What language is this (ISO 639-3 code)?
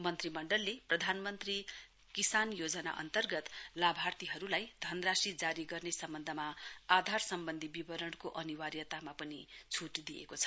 nep